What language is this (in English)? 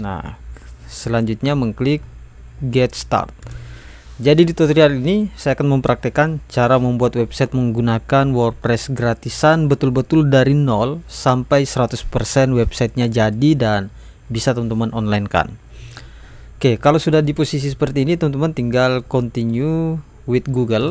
Indonesian